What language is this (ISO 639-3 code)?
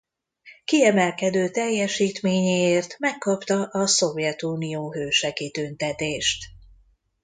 hun